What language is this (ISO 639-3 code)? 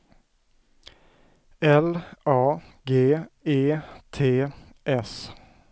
swe